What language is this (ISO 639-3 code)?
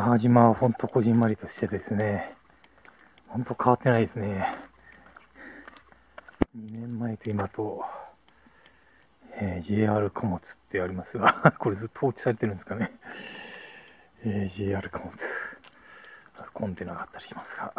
jpn